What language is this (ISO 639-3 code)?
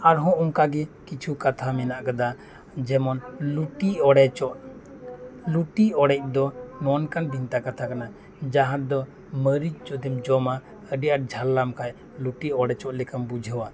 sat